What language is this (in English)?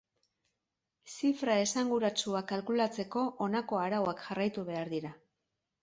Basque